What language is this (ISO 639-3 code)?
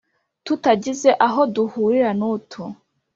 kin